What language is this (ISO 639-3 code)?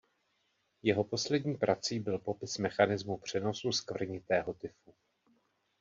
ces